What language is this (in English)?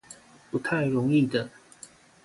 Chinese